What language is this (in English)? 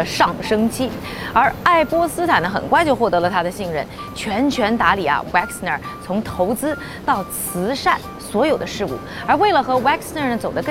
Chinese